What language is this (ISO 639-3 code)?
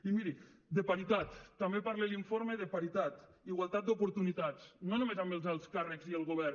cat